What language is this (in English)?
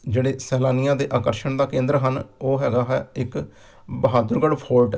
Punjabi